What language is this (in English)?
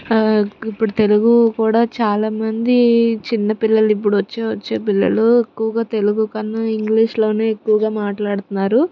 Telugu